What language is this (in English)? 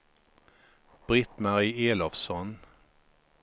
Swedish